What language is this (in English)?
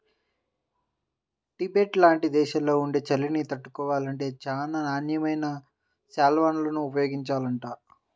Telugu